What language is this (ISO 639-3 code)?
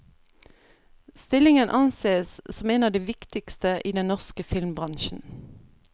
nor